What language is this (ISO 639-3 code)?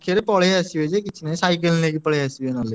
ori